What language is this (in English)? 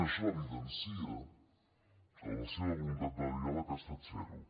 Catalan